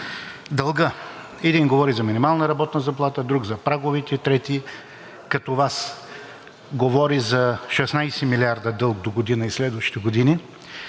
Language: Bulgarian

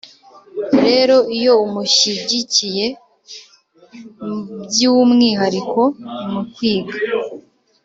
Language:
Kinyarwanda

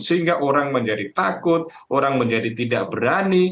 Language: Indonesian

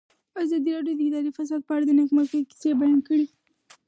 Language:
Pashto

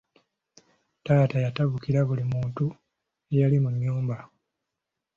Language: Ganda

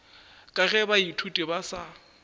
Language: Northern Sotho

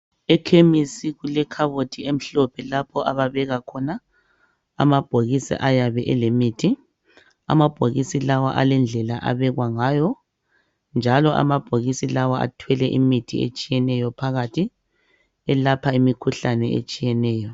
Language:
North Ndebele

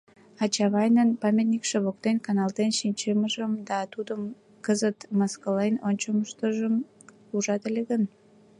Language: Mari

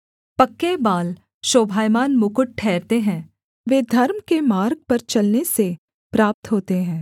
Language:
Hindi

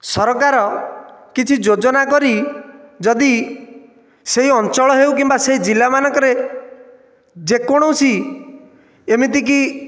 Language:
Odia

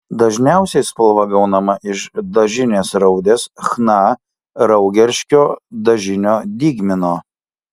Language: Lithuanian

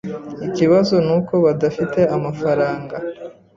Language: Kinyarwanda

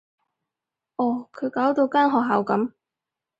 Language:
Cantonese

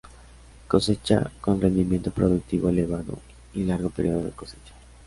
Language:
Spanish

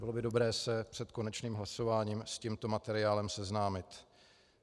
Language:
Czech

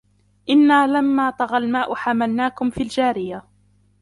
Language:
Arabic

